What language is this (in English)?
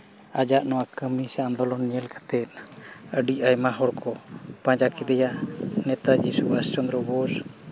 Santali